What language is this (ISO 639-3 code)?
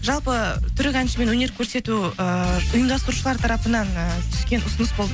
kaz